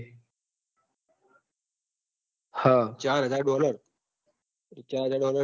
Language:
Gujarati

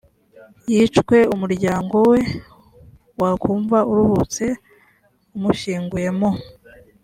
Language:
Kinyarwanda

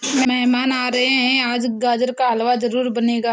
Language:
Hindi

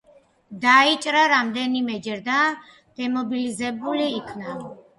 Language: Georgian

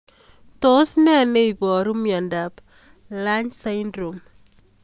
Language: Kalenjin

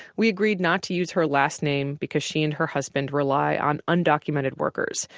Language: English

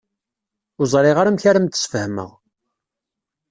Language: Kabyle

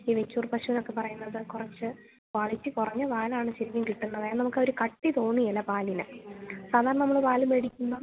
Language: Malayalam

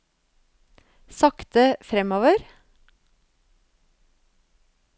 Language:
Norwegian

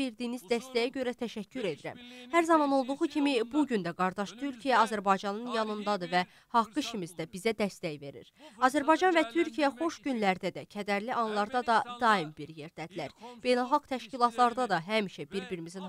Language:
Turkish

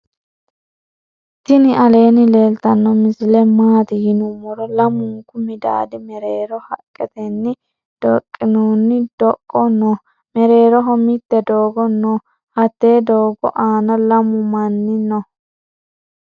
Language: Sidamo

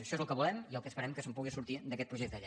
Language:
Catalan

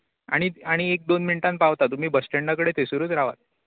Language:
Konkani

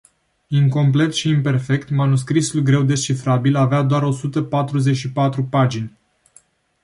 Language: Romanian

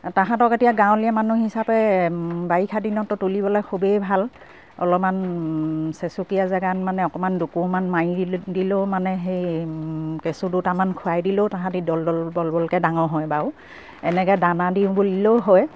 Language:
Assamese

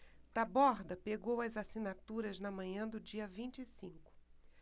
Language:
Portuguese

